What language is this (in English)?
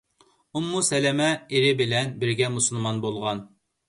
Uyghur